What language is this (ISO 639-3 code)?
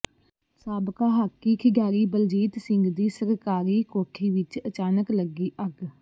pan